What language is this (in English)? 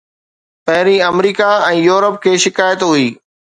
Sindhi